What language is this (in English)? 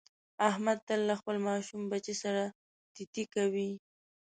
Pashto